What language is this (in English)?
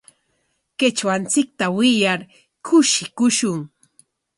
Corongo Ancash Quechua